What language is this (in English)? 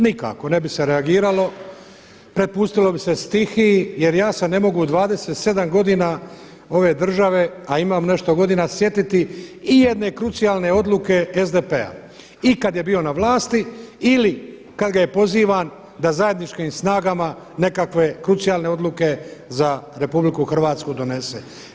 Croatian